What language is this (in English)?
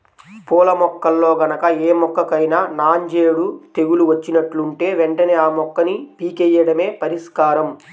Telugu